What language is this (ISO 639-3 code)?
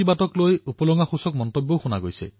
asm